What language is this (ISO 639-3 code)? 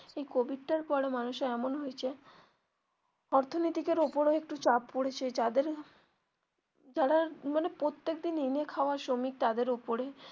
ben